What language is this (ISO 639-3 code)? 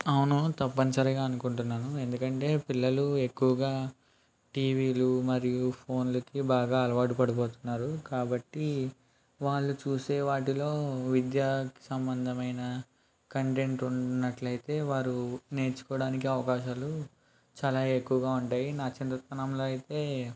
tel